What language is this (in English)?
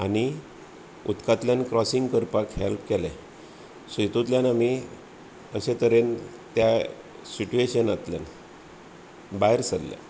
Konkani